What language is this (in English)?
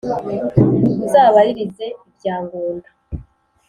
Kinyarwanda